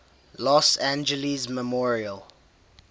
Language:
English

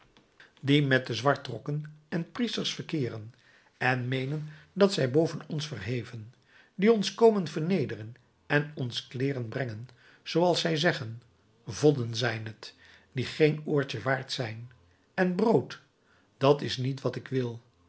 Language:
Dutch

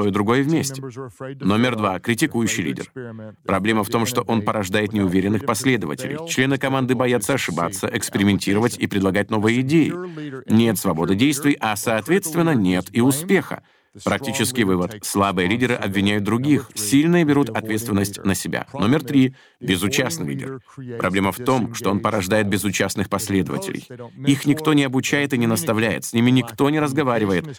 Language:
Russian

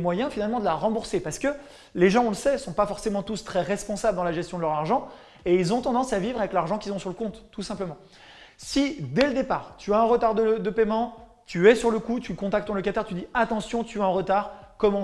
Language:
French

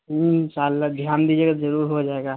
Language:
Urdu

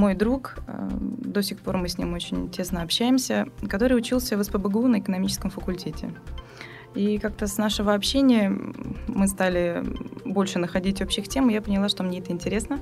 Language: Russian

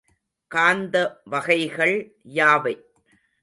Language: Tamil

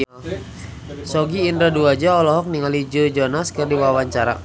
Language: Sundanese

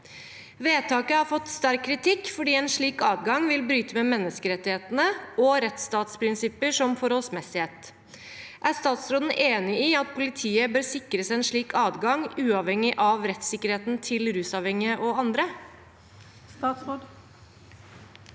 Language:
Norwegian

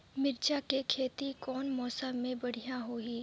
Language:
Chhattisgarhi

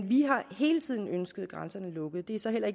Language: Danish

